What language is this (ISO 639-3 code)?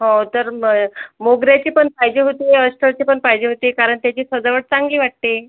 mar